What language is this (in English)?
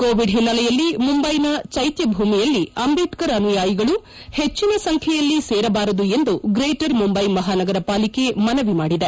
Kannada